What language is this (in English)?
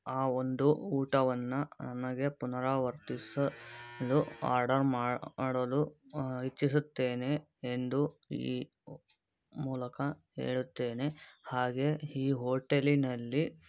Kannada